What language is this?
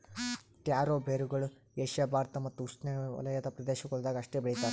Kannada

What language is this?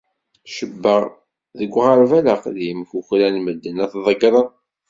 Kabyle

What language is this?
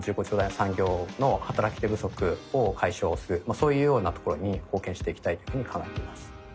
Japanese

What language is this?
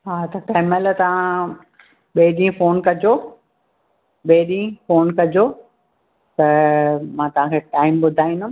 Sindhi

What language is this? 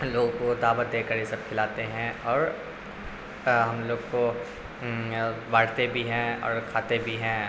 Urdu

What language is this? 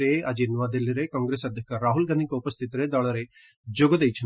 Odia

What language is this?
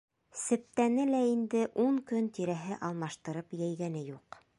Bashkir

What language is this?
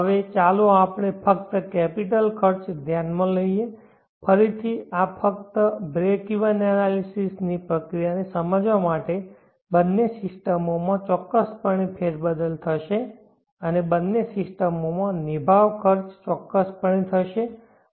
Gujarati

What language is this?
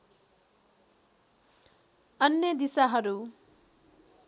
Nepali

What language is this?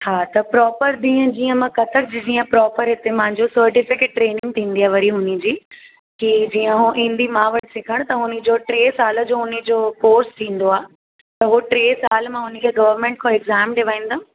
Sindhi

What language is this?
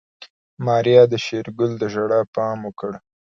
Pashto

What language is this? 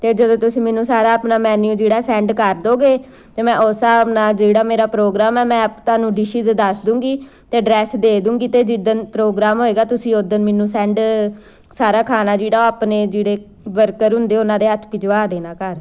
Punjabi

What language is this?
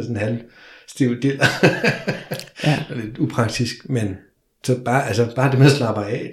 Danish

